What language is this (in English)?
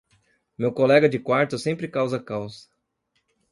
Portuguese